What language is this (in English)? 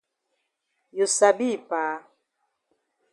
Cameroon Pidgin